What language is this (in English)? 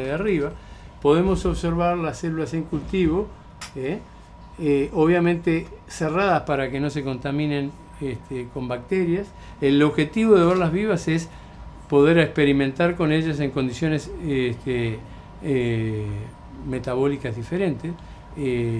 Spanish